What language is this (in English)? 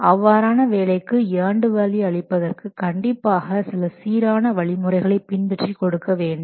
Tamil